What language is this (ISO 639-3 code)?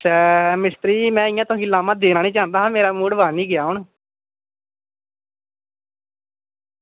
doi